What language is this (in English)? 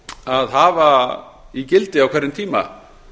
Icelandic